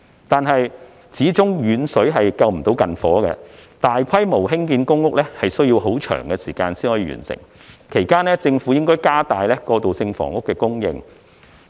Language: Cantonese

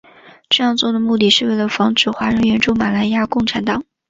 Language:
Chinese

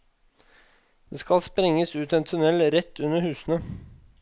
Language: Norwegian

